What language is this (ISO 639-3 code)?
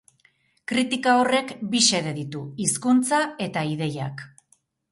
eus